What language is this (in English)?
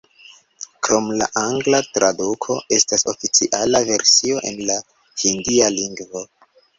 Esperanto